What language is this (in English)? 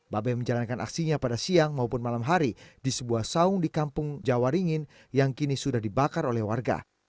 Indonesian